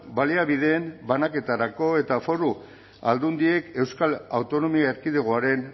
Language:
Basque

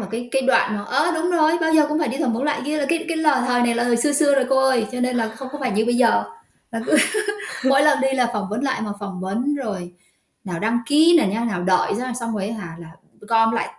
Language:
Vietnamese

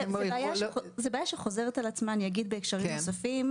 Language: Hebrew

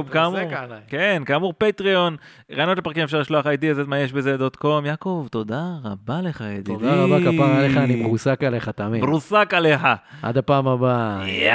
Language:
Hebrew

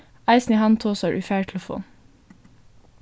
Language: Faroese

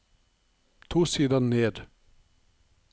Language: Norwegian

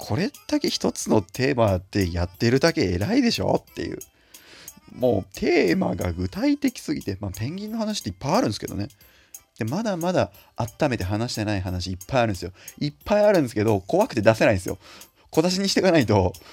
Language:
Japanese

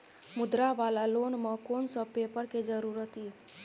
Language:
Maithili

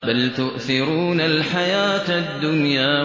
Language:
Arabic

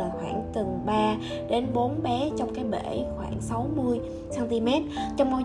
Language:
Vietnamese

